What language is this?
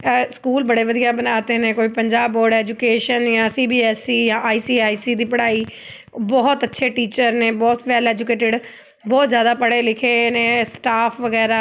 Punjabi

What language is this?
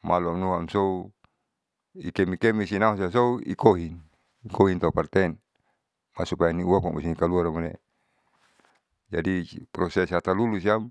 Saleman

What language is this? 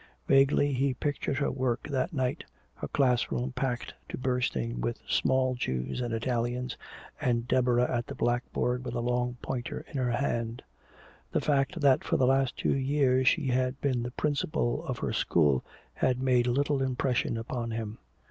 English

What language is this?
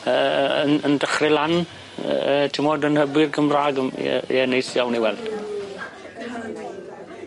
Welsh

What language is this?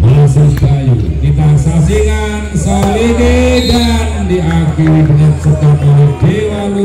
Indonesian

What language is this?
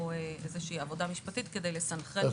Hebrew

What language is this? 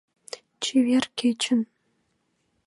Mari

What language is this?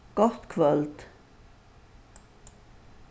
Faroese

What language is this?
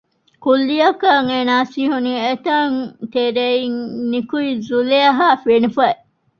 Divehi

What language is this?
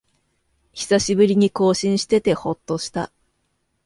Japanese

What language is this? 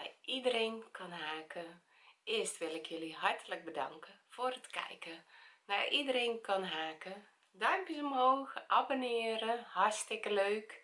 Dutch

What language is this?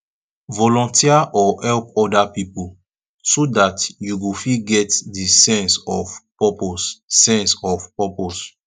Nigerian Pidgin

